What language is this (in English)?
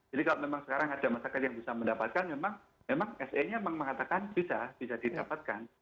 Indonesian